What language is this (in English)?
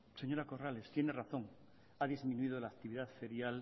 Spanish